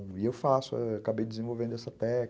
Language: Portuguese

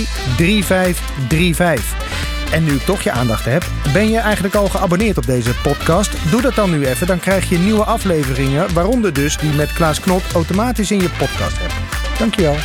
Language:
Dutch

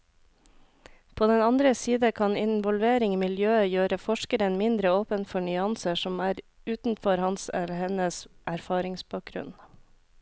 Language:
Norwegian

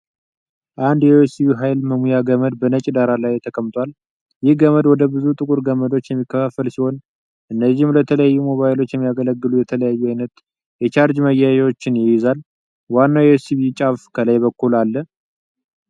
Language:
Amharic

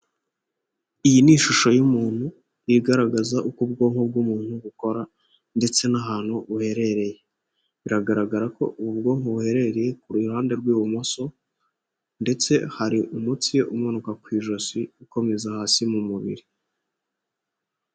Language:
Kinyarwanda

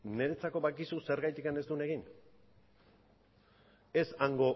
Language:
Basque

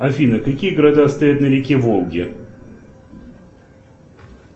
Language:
Russian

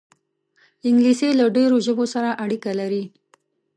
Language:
Pashto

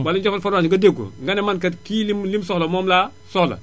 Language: Wolof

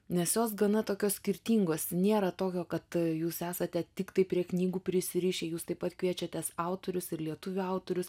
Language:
Lithuanian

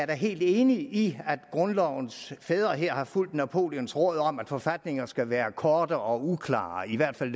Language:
Danish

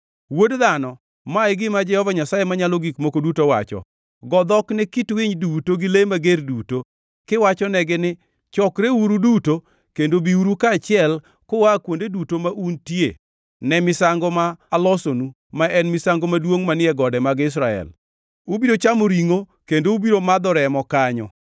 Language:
Luo (Kenya and Tanzania)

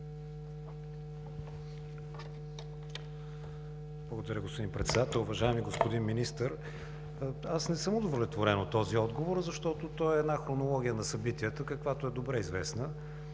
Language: Bulgarian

